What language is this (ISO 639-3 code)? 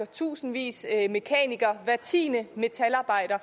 dan